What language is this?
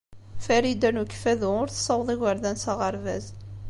Kabyle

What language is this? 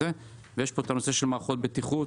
Hebrew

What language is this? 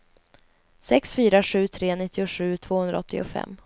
Swedish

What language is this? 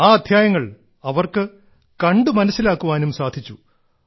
Malayalam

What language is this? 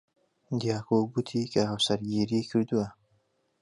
Central Kurdish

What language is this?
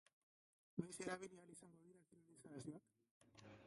Basque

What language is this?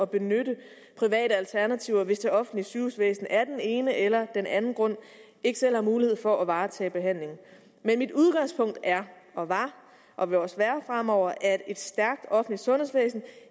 Danish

